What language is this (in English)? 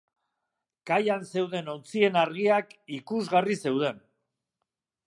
Basque